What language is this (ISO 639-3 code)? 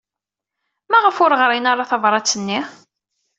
kab